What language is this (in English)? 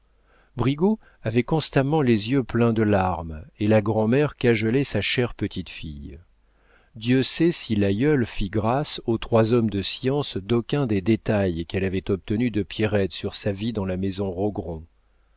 French